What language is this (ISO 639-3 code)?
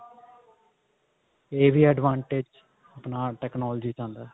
pan